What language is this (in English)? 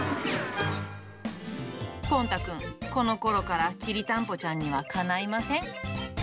Japanese